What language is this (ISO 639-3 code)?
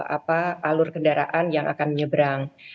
ind